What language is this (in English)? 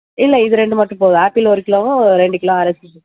Tamil